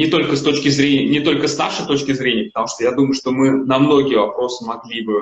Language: Russian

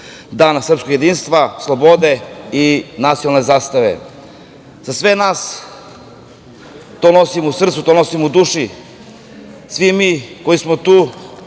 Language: Serbian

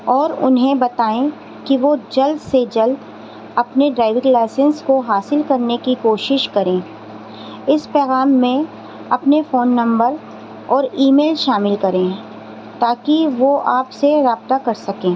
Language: Urdu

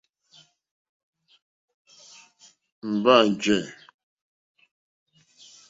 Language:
Mokpwe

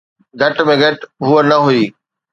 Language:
Sindhi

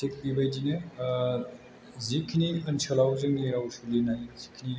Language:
Bodo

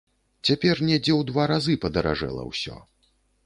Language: Belarusian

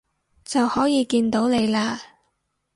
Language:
Cantonese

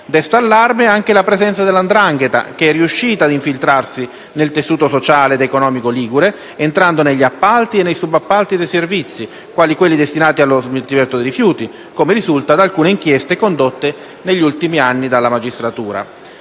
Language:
Italian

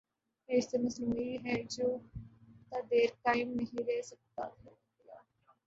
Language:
Urdu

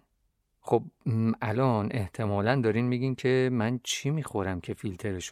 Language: Persian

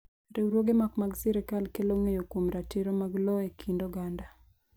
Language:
Luo (Kenya and Tanzania)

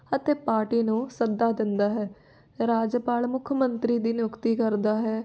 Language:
Punjabi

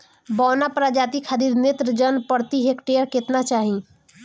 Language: Bhojpuri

